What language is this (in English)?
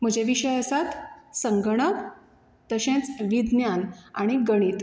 Konkani